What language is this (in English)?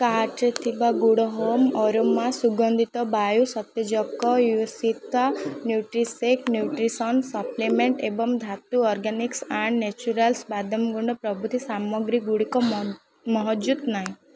Odia